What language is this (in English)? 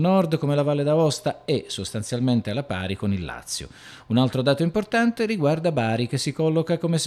Italian